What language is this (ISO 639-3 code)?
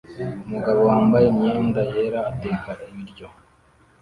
kin